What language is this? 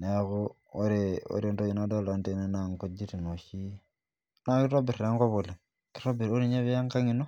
Masai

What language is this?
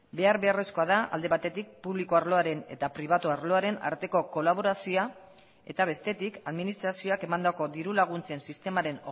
Basque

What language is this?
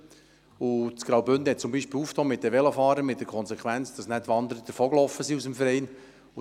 Swiss German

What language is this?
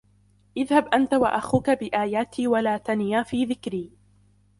Arabic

